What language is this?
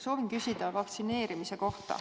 Estonian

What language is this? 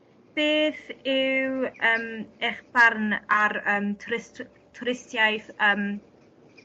Welsh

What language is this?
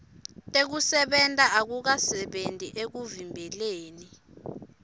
Swati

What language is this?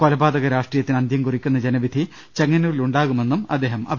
Malayalam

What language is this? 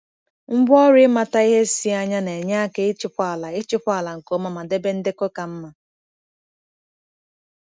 Igbo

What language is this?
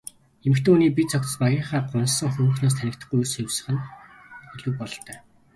Mongolian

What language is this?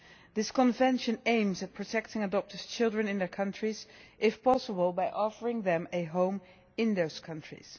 English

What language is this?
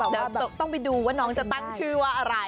Thai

